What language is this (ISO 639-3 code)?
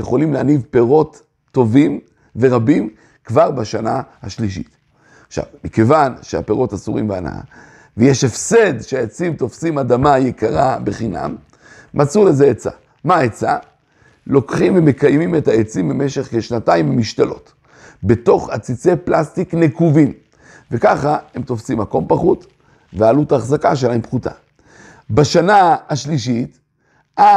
heb